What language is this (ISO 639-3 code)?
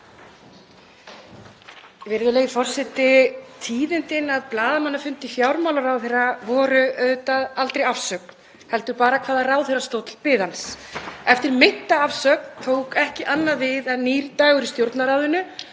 isl